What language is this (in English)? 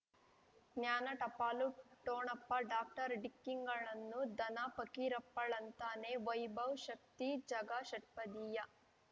Kannada